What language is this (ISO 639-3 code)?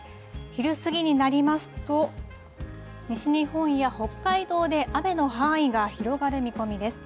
jpn